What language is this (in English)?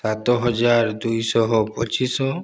Odia